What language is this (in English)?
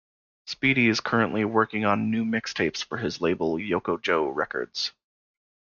English